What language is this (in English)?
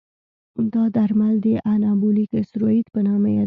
Pashto